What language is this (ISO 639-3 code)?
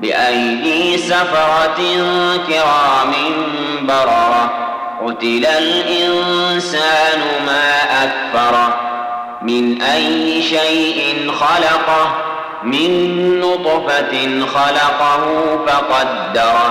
ara